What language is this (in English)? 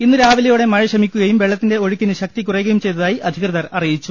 Malayalam